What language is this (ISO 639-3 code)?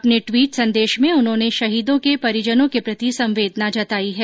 hin